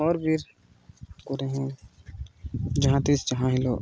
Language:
Santali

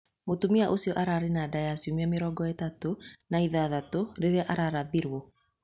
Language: Kikuyu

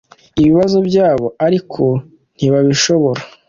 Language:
Kinyarwanda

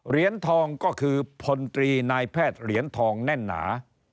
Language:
Thai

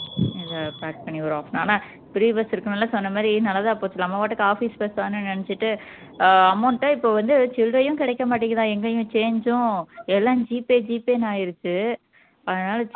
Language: Tamil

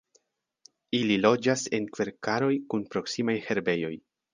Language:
Esperanto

